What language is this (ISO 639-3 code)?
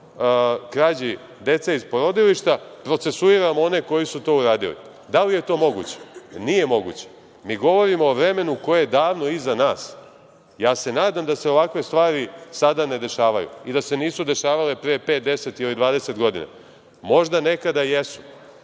srp